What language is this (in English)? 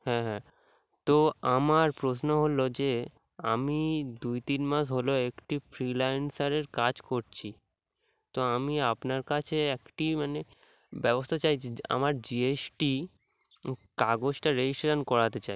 Bangla